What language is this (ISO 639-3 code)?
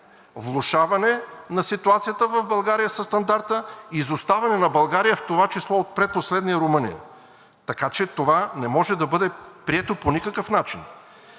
bul